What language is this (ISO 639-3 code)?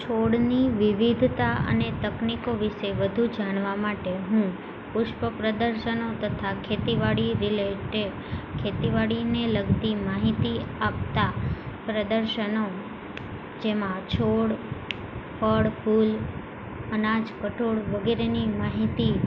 guj